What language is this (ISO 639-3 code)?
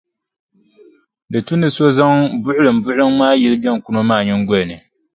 dag